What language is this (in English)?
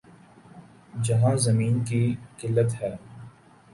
Urdu